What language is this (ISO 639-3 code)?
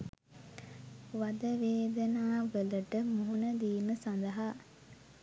sin